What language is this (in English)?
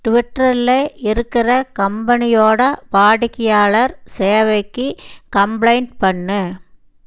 Tamil